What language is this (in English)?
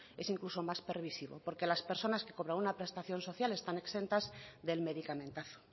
Spanish